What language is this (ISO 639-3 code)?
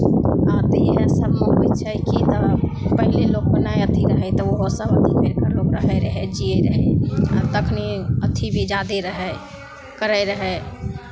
mai